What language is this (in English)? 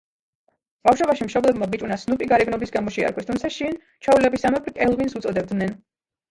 Georgian